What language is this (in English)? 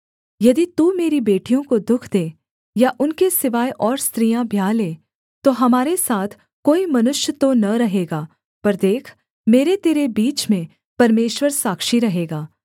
Hindi